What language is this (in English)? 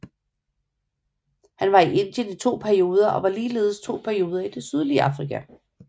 Danish